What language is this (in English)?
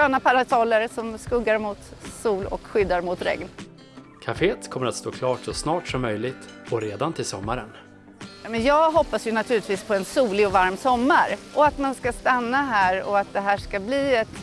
Swedish